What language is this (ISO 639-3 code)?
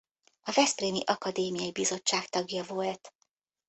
hun